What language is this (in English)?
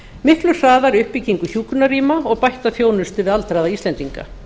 Icelandic